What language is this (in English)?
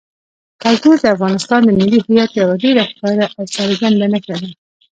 Pashto